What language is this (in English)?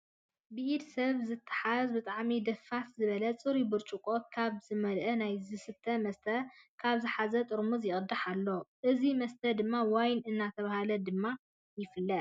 Tigrinya